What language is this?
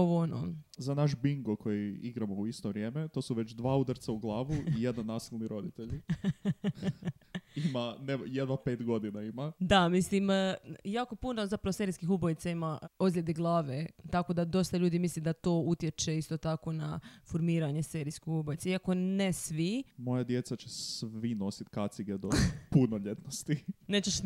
Croatian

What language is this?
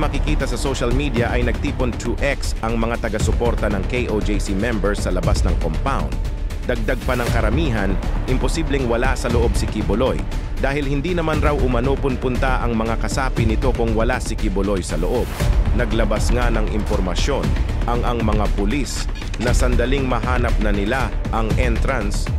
Filipino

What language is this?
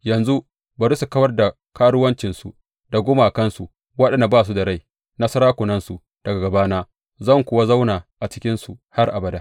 Hausa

